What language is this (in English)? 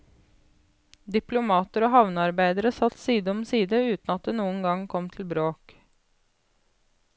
Norwegian